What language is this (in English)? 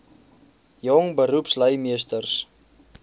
Afrikaans